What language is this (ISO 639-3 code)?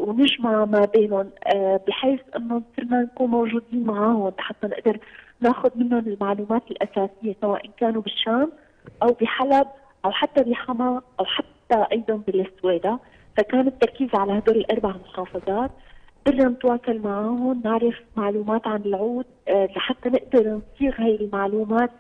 ara